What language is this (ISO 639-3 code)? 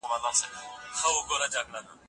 pus